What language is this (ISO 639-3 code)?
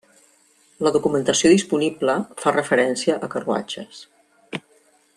cat